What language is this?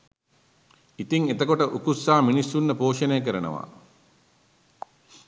Sinhala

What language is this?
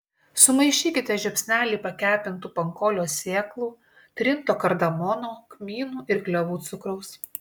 Lithuanian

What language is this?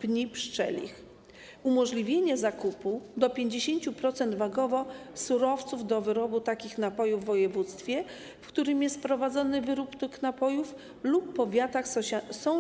Polish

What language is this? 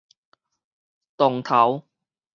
Min Nan Chinese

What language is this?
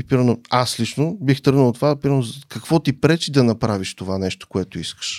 Bulgarian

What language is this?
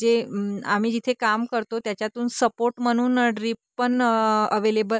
Marathi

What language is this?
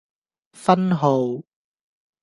Cantonese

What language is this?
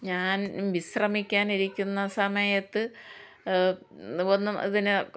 Malayalam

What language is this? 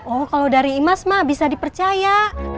Indonesian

